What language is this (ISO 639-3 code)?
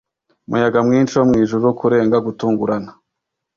kin